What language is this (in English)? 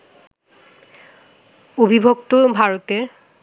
Bangla